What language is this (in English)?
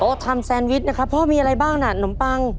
Thai